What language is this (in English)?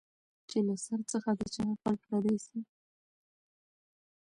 Pashto